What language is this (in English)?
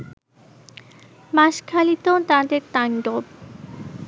Bangla